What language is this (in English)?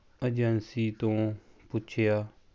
Punjabi